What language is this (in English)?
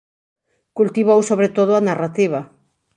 Galician